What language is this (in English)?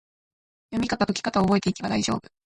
Japanese